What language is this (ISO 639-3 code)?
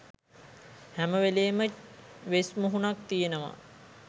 sin